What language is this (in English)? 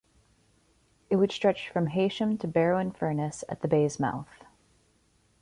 English